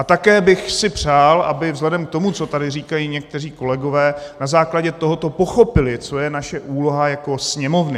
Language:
Czech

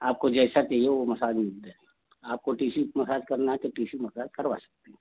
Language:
Hindi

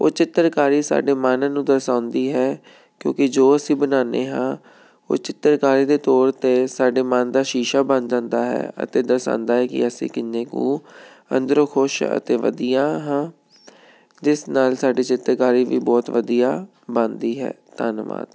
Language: Punjabi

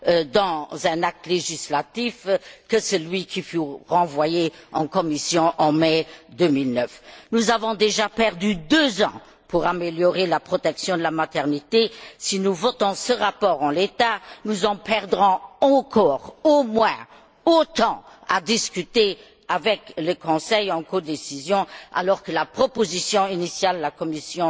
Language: French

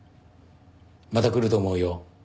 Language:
Japanese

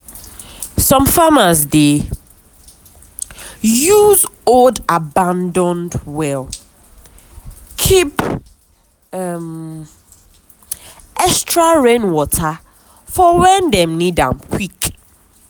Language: Nigerian Pidgin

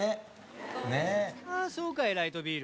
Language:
Japanese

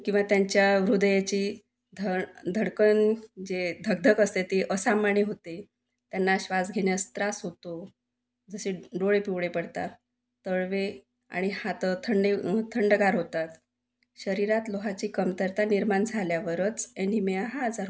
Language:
Marathi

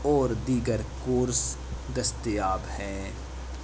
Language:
Urdu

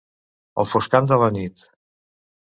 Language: Catalan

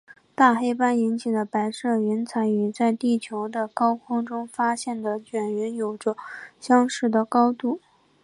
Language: Chinese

